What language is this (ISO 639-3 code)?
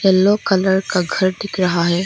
hin